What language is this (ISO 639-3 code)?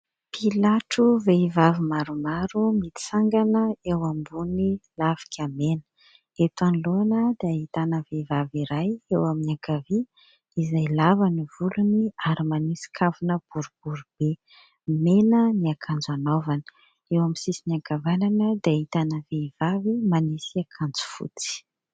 mlg